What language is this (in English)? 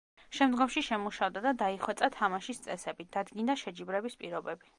Georgian